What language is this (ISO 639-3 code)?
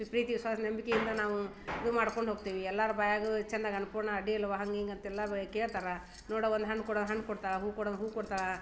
kan